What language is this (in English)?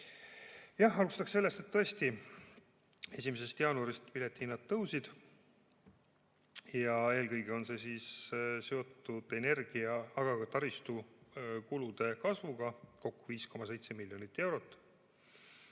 Estonian